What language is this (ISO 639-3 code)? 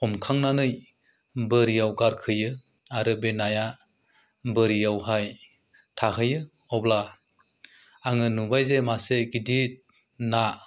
brx